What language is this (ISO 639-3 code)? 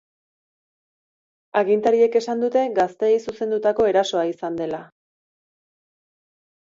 eus